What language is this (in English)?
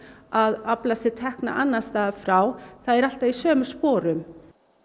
Icelandic